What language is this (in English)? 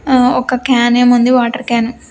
Telugu